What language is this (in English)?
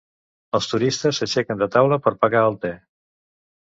Catalan